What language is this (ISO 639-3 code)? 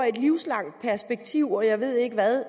dan